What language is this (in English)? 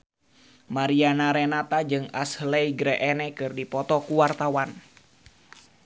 Sundanese